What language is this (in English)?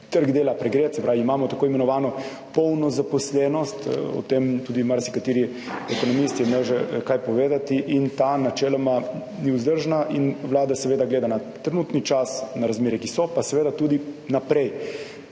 Slovenian